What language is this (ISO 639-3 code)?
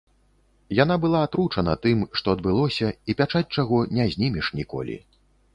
bel